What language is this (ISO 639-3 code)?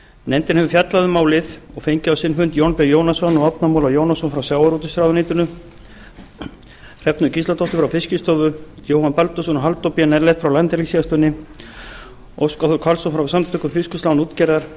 isl